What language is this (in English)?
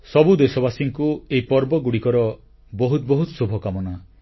Odia